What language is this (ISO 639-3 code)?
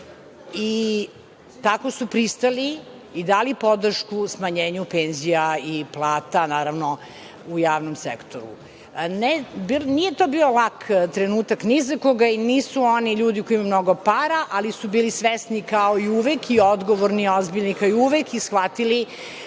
srp